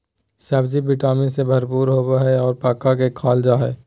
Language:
Magahi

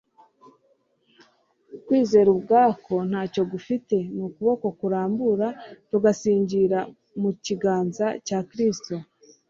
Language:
Kinyarwanda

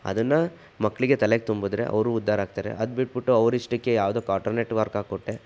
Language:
Kannada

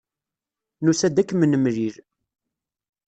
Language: Kabyle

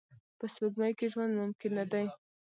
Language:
Pashto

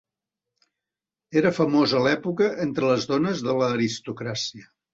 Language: Catalan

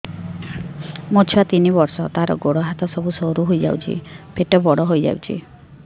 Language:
Odia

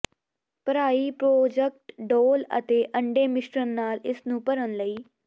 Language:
Punjabi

